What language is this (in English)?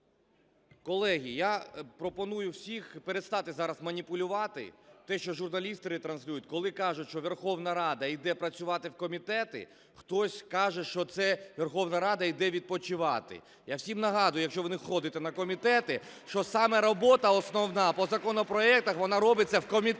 Ukrainian